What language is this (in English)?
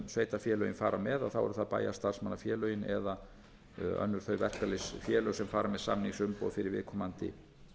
Icelandic